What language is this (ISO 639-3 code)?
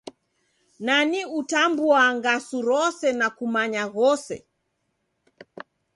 dav